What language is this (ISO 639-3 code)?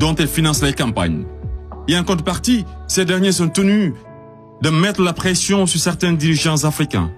fra